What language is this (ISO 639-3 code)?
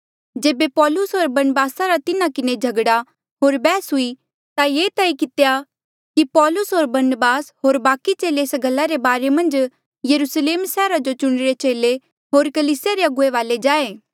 mjl